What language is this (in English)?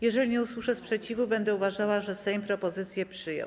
Polish